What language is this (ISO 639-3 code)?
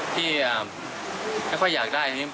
tha